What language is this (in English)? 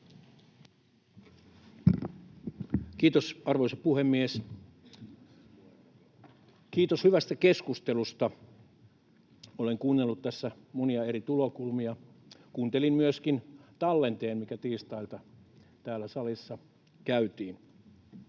Finnish